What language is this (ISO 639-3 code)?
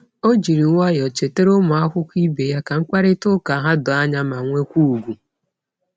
ibo